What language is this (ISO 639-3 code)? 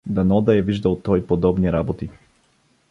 bul